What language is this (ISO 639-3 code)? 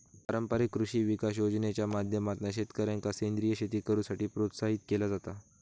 mar